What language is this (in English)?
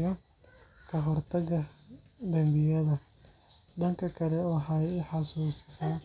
Somali